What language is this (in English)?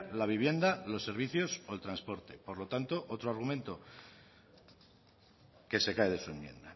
Spanish